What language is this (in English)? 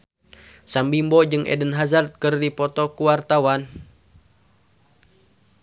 Sundanese